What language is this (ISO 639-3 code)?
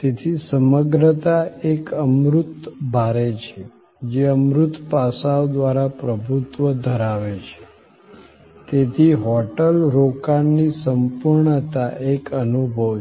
guj